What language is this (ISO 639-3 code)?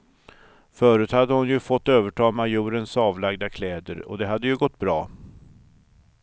swe